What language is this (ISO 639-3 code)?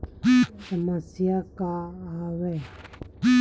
hne